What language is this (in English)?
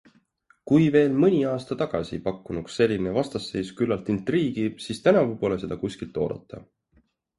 Estonian